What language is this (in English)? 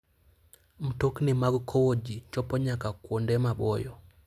Luo (Kenya and Tanzania)